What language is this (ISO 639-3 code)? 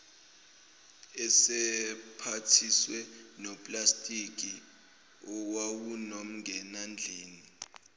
zul